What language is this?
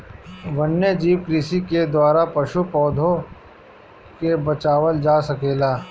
Bhojpuri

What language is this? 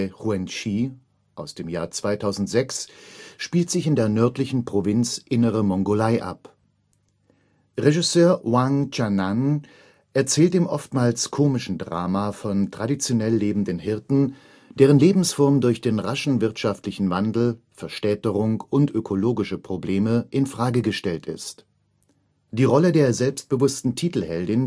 German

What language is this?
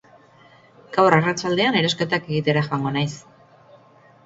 Basque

